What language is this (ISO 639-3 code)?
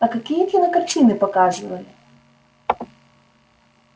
rus